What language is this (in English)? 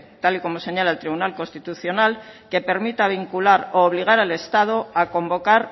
Spanish